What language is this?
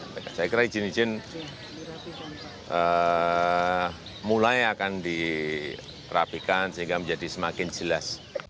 Indonesian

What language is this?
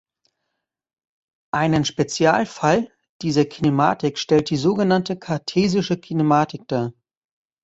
German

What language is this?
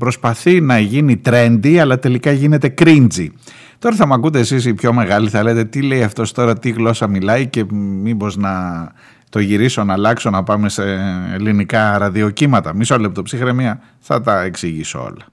Greek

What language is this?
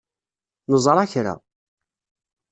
Kabyle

